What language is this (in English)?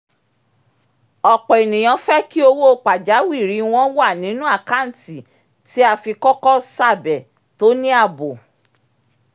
Yoruba